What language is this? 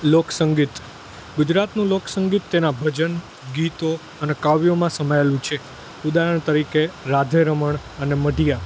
Gujarati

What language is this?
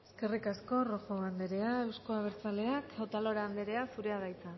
Basque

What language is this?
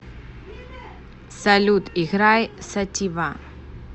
Russian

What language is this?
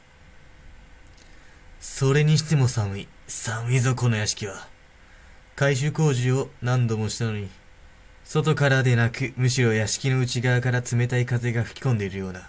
Japanese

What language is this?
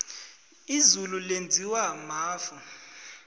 South Ndebele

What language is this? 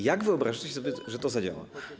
Polish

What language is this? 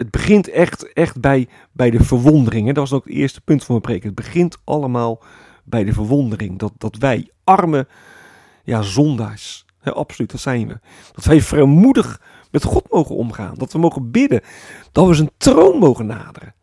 Dutch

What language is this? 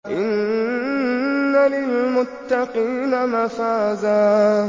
Arabic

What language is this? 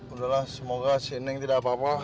Indonesian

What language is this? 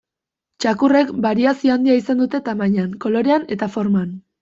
Basque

